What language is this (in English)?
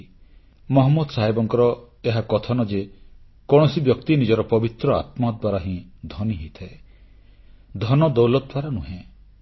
Odia